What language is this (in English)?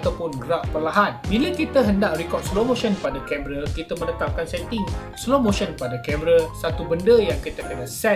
Malay